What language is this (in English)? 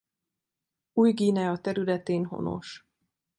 Hungarian